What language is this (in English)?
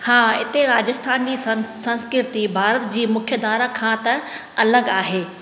Sindhi